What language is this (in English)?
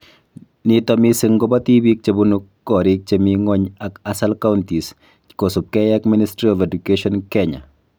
Kalenjin